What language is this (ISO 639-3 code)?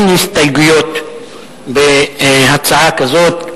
heb